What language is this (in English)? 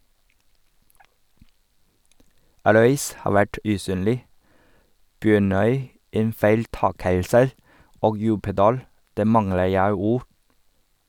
Norwegian